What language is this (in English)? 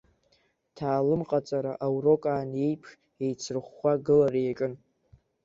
Abkhazian